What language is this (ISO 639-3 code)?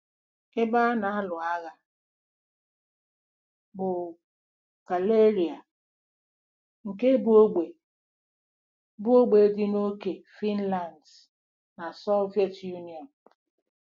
ibo